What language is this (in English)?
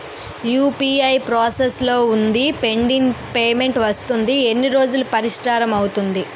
Telugu